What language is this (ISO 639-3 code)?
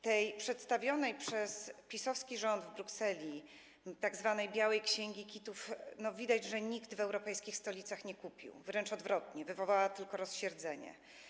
pol